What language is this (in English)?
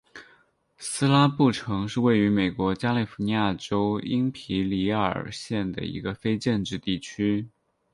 Chinese